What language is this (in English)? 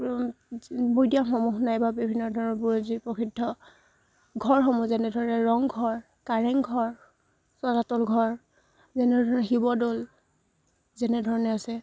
Assamese